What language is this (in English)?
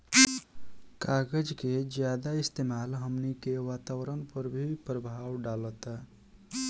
Bhojpuri